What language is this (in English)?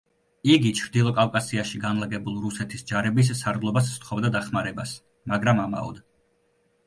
Georgian